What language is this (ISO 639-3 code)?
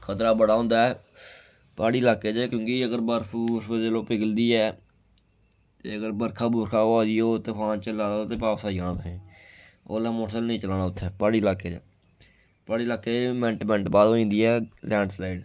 doi